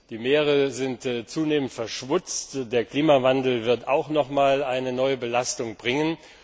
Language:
German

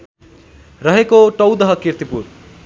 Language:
Nepali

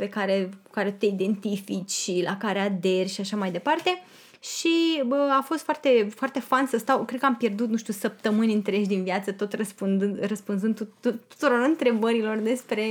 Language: Romanian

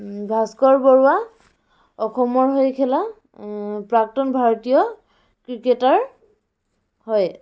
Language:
Assamese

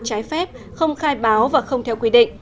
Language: Vietnamese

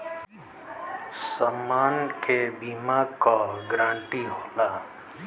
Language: Bhojpuri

